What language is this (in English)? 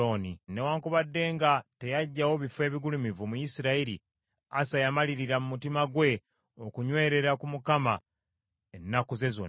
Ganda